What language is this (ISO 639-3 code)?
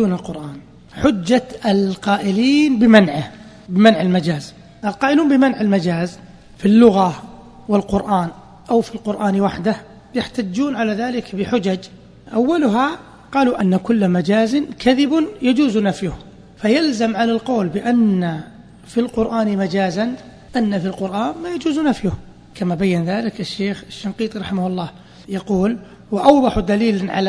ara